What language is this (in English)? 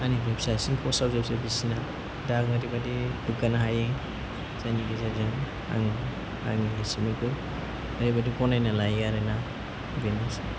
Bodo